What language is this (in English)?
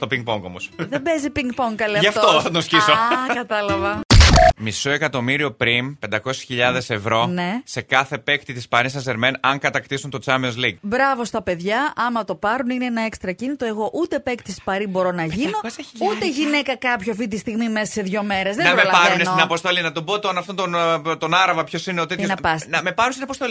Greek